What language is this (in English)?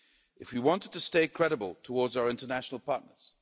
English